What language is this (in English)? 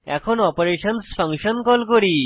Bangla